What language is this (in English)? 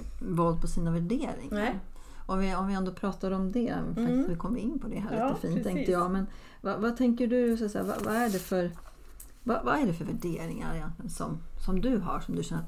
Swedish